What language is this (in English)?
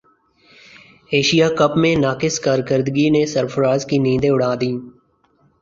Urdu